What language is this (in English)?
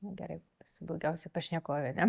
Lithuanian